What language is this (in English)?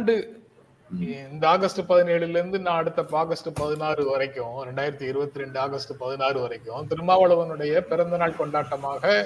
Tamil